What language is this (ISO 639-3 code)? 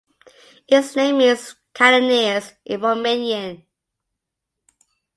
eng